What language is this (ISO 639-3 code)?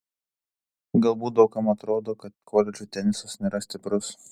lit